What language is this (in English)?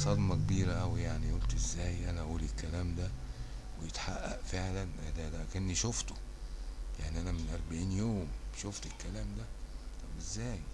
Arabic